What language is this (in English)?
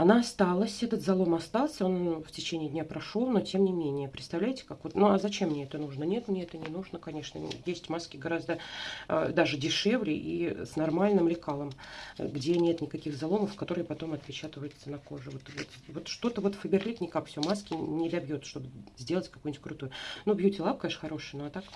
Russian